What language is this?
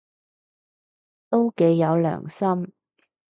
Cantonese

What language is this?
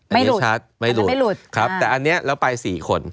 Thai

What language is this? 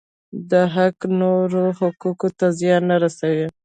Pashto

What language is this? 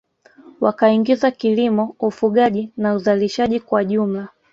Swahili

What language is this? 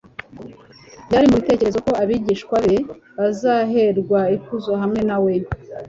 Kinyarwanda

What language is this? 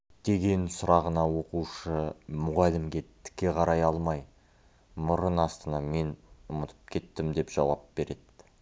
Kazakh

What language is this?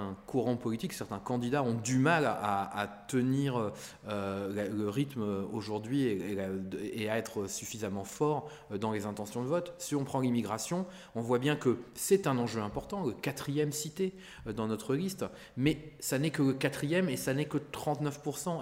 French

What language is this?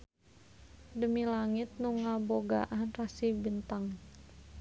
Sundanese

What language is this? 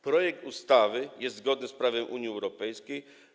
Polish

